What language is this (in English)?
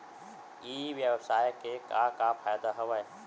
Chhattisgarhi